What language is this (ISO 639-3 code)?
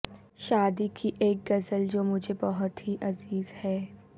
urd